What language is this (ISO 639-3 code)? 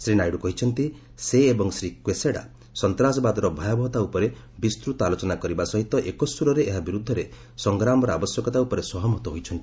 ori